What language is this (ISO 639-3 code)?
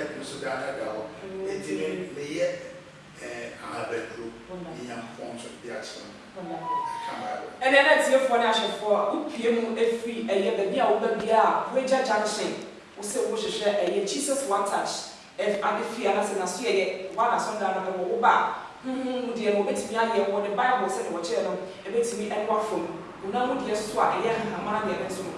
eng